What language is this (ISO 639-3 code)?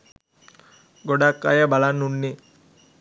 sin